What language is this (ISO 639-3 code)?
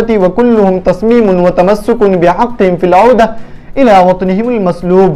ara